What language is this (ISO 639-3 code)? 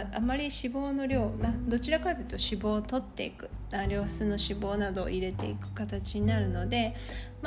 jpn